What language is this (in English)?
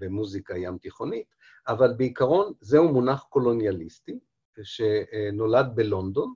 Hebrew